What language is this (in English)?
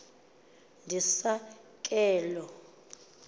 Xhosa